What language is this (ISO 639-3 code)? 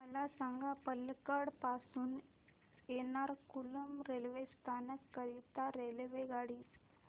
mar